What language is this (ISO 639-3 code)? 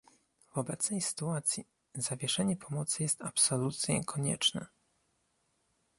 pol